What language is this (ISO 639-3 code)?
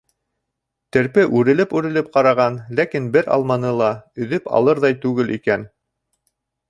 bak